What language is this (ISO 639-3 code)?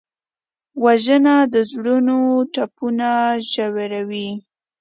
pus